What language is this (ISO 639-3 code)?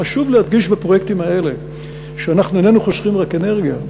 heb